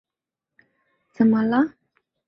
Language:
Chinese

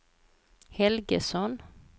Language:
Swedish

